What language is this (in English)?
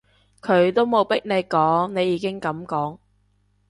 Cantonese